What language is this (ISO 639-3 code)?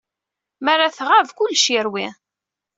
kab